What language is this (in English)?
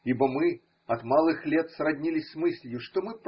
Russian